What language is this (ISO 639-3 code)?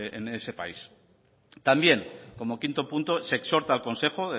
spa